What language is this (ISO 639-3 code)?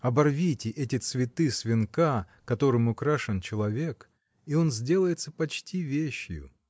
rus